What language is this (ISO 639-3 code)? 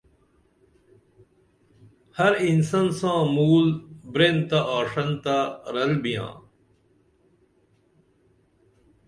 dml